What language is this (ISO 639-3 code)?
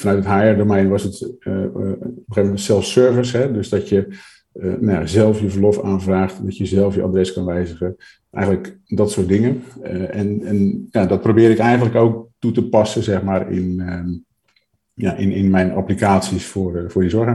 nld